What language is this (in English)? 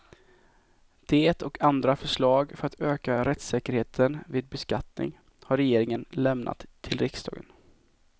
Swedish